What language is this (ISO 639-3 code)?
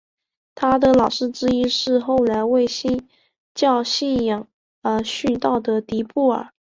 zho